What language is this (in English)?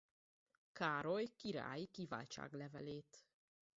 Hungarian